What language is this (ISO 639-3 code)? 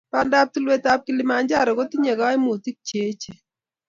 kln